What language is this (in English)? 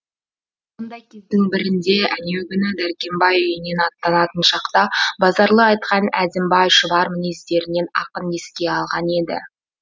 Kazakh